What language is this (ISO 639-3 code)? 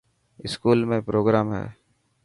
mki